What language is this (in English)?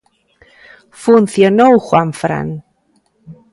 Galician